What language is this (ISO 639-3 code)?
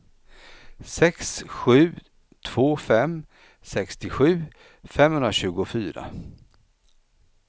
swe